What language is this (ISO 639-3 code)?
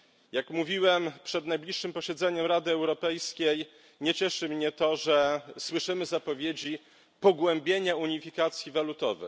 pol